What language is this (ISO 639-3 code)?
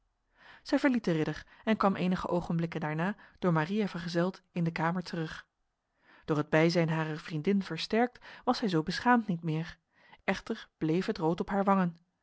nld